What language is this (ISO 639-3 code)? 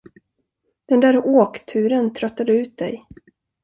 swe